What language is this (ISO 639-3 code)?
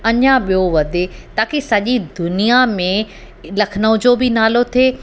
snd